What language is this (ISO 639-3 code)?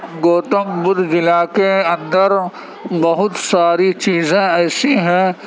urd